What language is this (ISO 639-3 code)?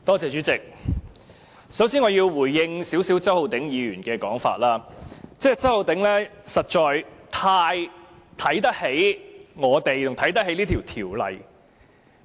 yue